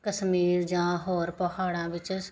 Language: Punjabi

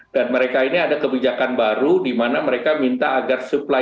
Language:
Indonesian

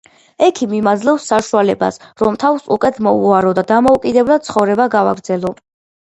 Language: Georgian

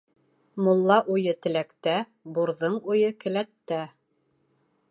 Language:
Bashkir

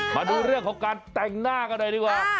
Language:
Thai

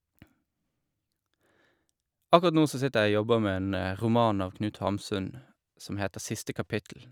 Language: Norwegian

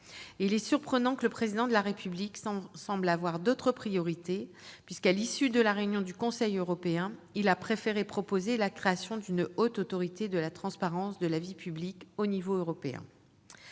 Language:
French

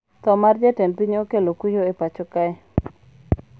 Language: Luo (Kenya and Tanzania)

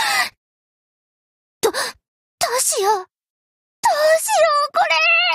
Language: Japanese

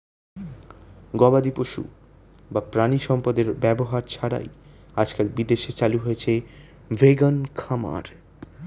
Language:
Bangla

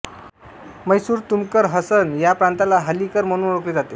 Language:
Marathi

